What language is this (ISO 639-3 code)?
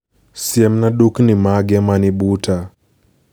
luo